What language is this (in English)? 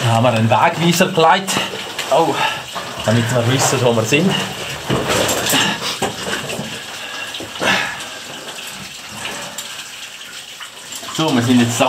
German